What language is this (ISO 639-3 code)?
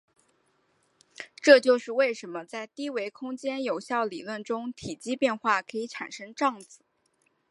zho